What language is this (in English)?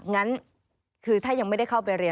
Thai